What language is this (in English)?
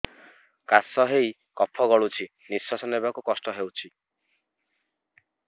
Odia